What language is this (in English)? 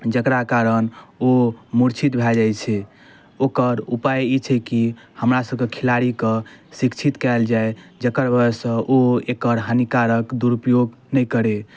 Maithili